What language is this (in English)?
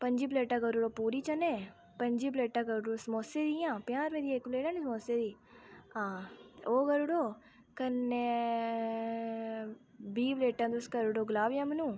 Dogri